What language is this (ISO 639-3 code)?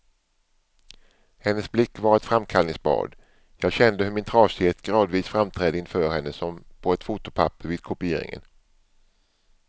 swe